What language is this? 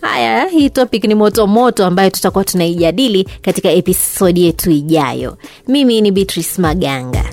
Swahili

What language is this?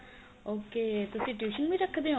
Punjabi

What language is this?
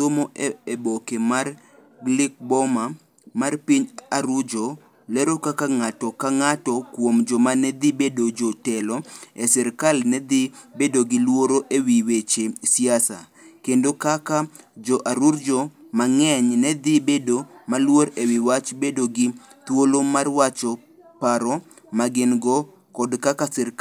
Luo (Kenya and Tanzania)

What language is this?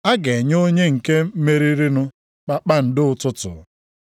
Igbo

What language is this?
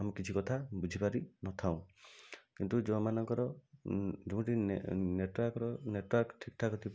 Odia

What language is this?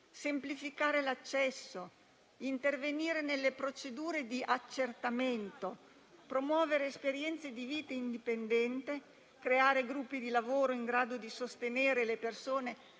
Italian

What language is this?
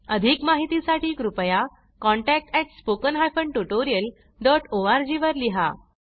Marathi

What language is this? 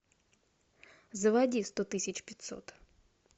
Russian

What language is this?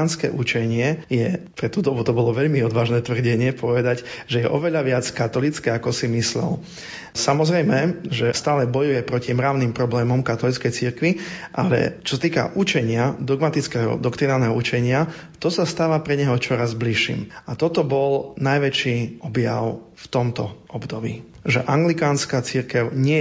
Slovak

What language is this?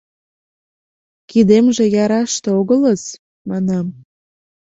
Mari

